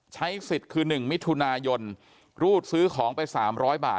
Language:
Thai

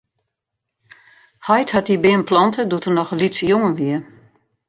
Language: Western Frisian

